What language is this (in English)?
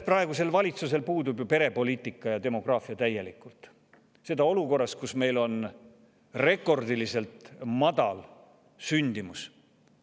Estonian